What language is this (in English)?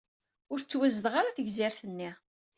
Kabyle